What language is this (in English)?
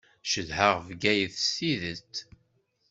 Kabyle